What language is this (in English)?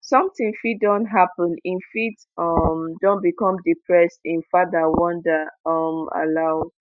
Nigerian Pidgin